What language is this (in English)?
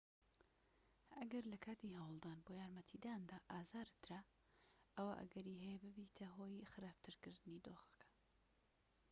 Central Kurdish